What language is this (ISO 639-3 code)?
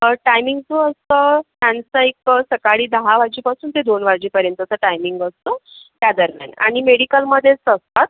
mar